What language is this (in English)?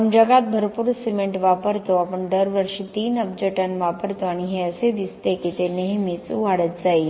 Marathi